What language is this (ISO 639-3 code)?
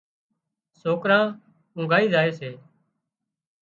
kxp